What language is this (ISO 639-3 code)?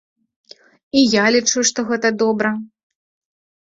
bel